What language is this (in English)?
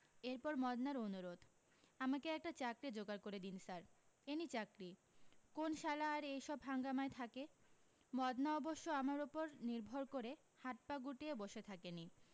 Bangla